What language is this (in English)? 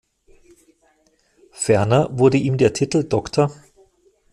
German